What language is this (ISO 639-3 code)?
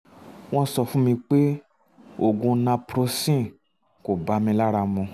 yor